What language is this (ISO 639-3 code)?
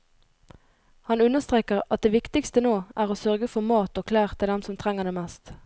nor